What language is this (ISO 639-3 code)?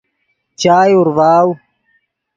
ydg